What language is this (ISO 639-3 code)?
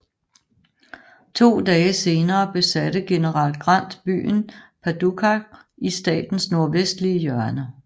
dan